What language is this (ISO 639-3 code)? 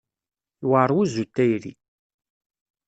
kab